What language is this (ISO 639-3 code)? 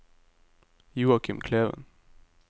nor